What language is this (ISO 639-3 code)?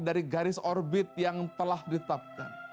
ind